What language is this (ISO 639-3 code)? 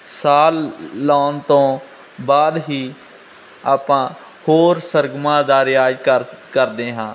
pan